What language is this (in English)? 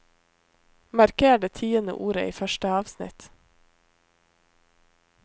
Norwegian